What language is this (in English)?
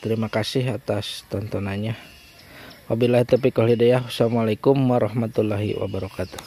Indonesian